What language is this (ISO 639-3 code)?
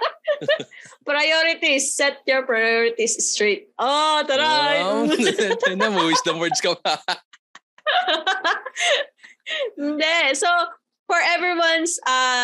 fil